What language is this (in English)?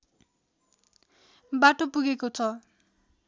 Nepali